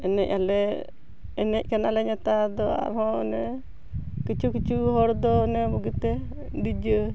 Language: Santali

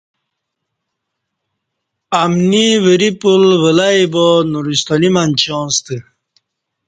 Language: Kati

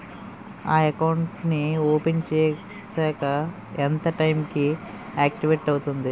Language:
Telugu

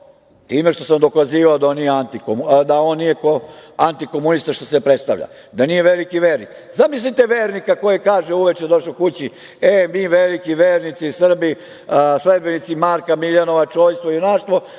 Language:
Serbian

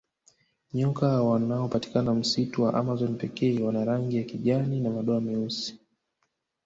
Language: Swahili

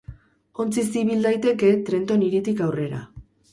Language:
Basque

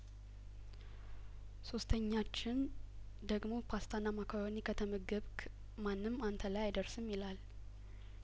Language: Amharic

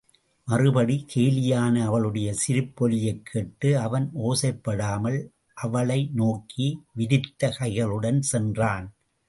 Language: Tamil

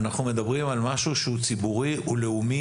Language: Hebrew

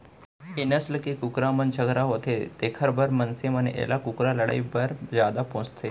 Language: Chhattisgarhi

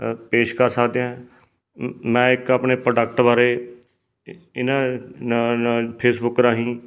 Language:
Punjabi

